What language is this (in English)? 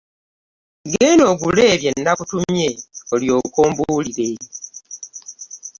Ganda